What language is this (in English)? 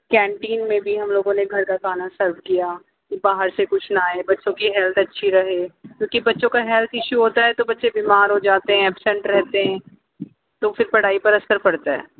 Urdu